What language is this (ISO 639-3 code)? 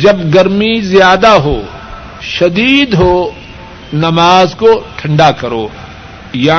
urd